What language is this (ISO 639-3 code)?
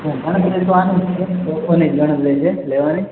guj